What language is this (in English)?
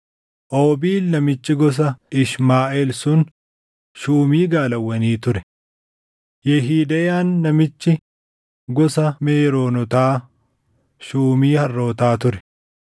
Oromo